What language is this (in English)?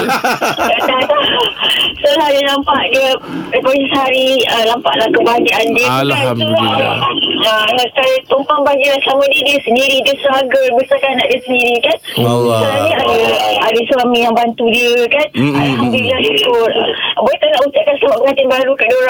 Malay